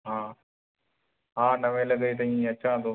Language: Sindhi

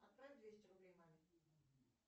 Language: Russian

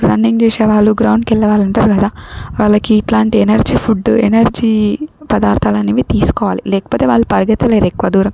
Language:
Telugu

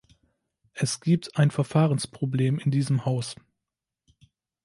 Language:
German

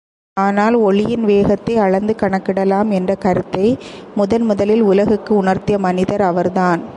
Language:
Tamil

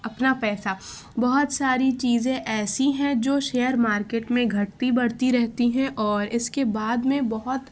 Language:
Urdu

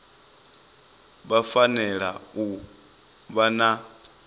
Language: Venda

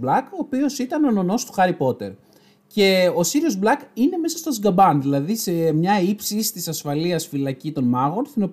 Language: Greek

